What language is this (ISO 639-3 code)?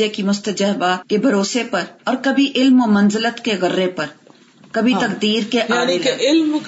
urd